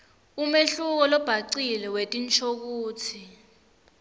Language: Swati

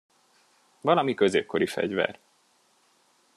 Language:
Hungarian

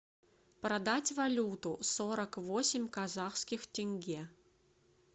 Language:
Russian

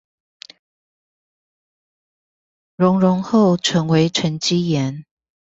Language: Chinese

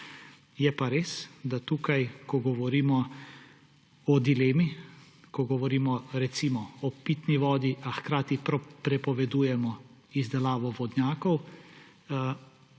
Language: Slovenian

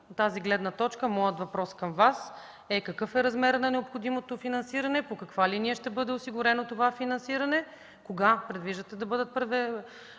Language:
Bulgarian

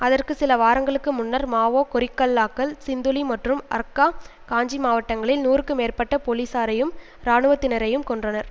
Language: Tamil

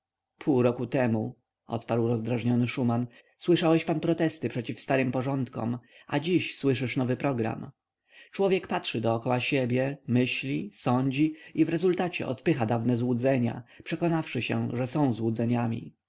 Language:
Polish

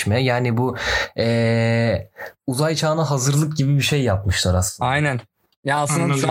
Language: Turkish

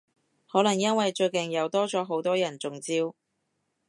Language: Cantonese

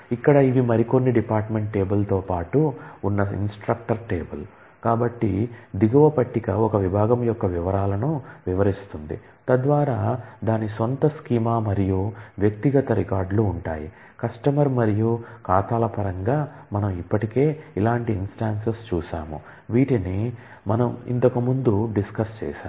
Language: Telugu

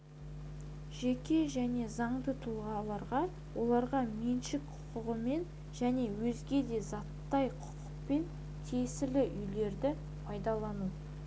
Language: Kazakh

